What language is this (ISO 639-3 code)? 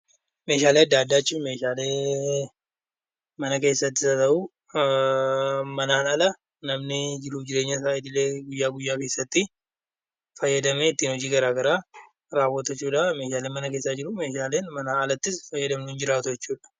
orm